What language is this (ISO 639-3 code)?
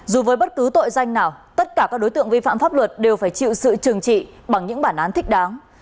vie